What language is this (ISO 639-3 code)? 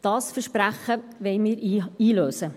gsw